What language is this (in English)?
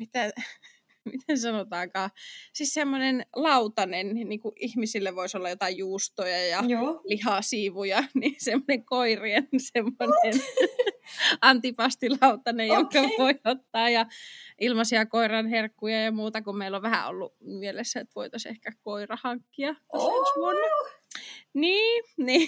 Finnish